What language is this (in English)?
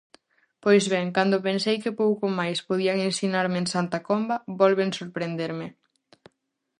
Galician